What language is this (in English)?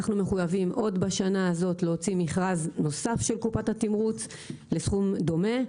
Hebrew